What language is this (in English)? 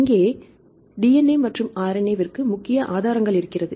Tamil